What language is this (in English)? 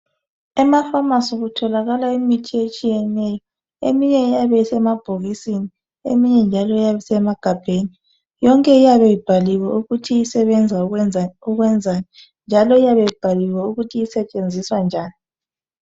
North Ndebele